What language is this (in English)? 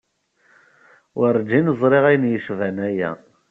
Kabyle